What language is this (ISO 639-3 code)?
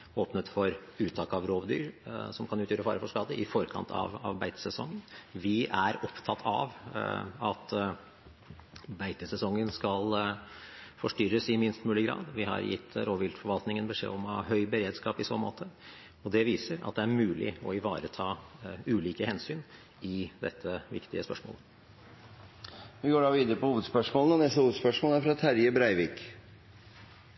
nor